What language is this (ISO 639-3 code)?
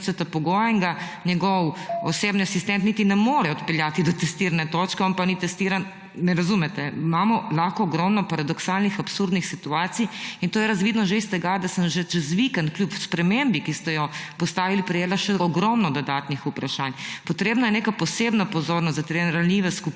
slv